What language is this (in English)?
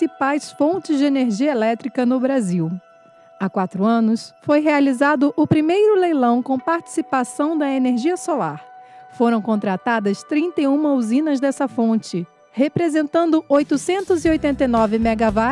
Portuguese